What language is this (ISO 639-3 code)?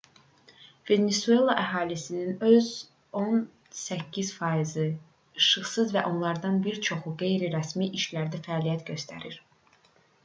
aze